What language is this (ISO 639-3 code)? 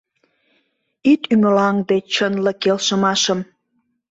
chm